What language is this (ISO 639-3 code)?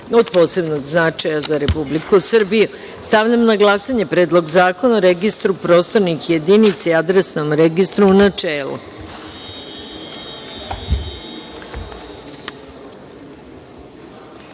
srp